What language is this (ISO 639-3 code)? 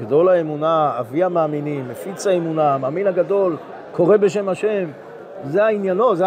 heb